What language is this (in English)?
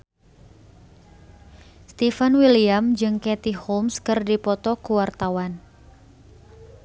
Sundanese